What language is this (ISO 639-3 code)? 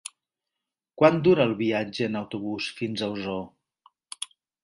cat